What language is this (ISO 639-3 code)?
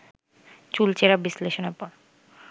ben